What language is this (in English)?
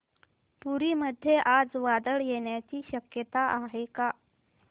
Marathi